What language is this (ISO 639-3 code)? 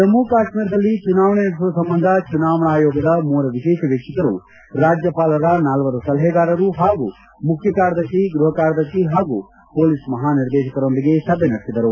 kan